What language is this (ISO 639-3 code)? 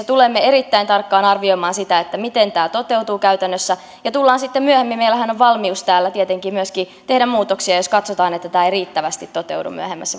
fin